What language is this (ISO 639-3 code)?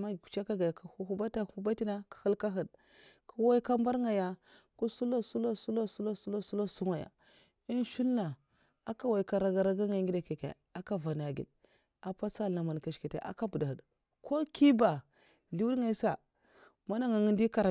maf